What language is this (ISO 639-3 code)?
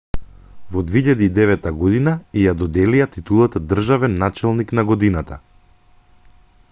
mkd